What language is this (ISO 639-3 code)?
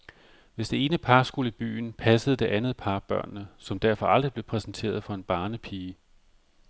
dan